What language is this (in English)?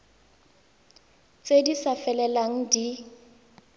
Tswana